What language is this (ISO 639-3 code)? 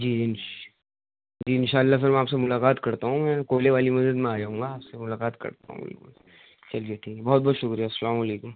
urd